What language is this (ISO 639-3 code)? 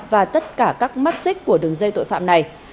vie